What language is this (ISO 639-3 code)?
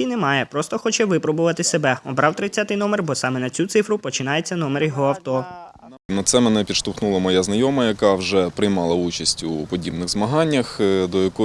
ukr